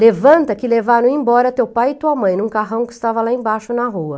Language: Portuguese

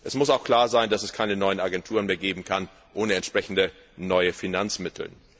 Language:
German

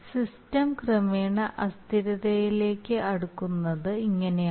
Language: Malayalam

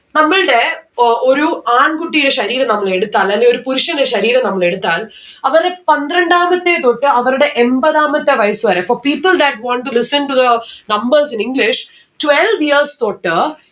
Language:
Malayalam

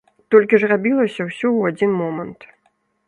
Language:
Belarusian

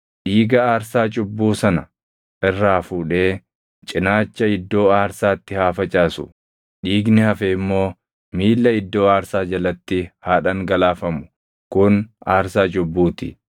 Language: Oromo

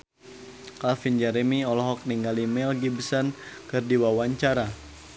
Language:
Sundanese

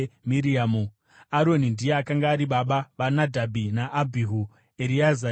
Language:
Shona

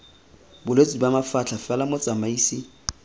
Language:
Tswana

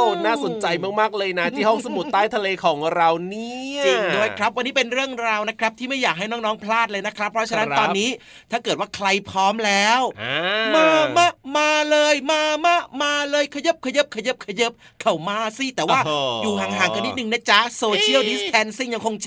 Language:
Thai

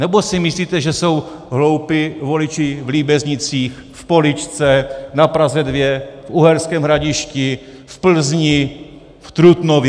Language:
Czech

